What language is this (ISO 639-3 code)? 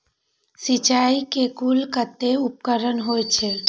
mai